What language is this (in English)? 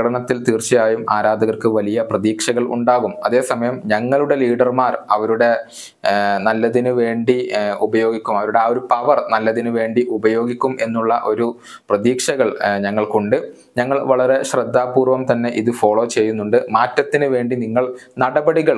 Malayalam